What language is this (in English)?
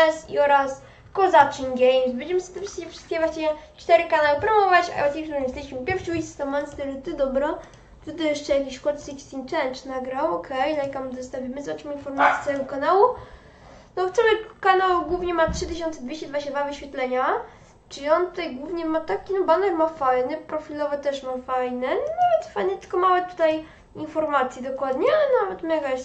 Polish